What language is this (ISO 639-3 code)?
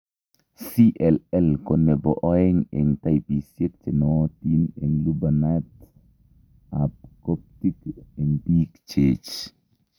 kln